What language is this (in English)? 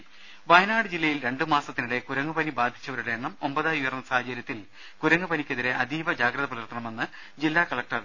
Malayalam